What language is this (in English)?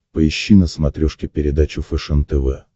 Russian